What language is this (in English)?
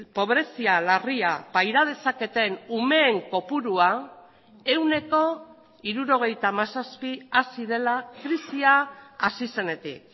Basque